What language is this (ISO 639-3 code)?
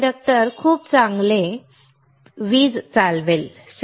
mar